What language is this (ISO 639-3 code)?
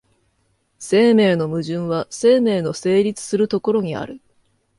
jpn